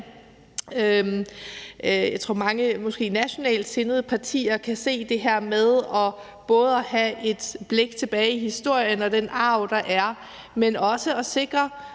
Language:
Danish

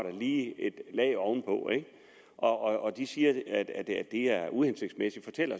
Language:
Danish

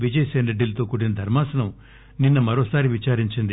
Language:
Telugu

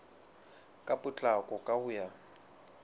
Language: Southern Sotho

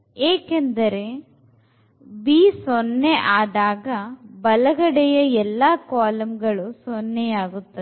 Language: Kannada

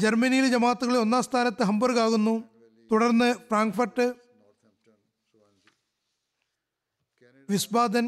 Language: Malayalam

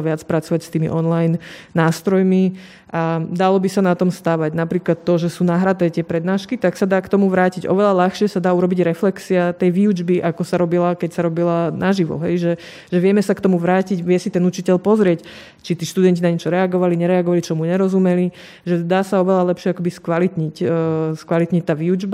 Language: Slovak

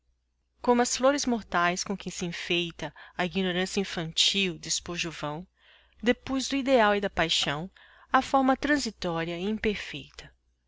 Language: Portuguese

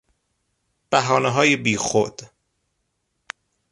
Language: Persian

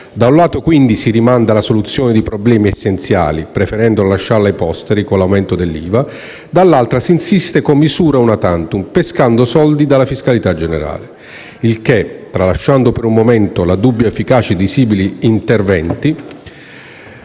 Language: Italian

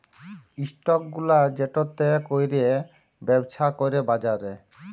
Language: Bangla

